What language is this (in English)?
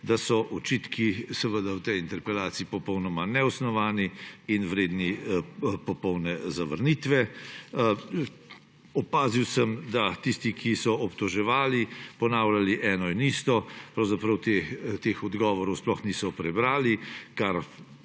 Slovenian